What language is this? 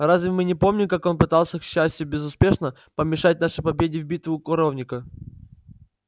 Russian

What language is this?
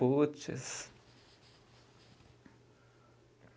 Portuguese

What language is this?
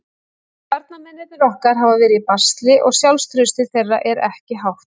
Icelandic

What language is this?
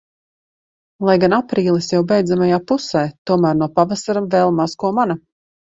Latvian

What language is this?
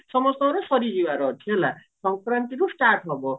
Odia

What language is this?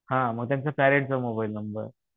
Marathi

